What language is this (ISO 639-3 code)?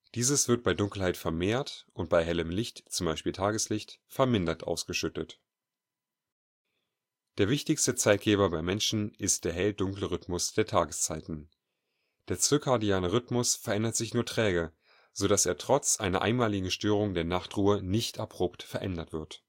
deu